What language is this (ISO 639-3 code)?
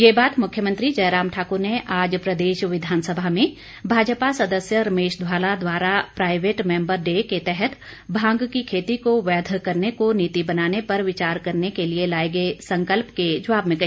hin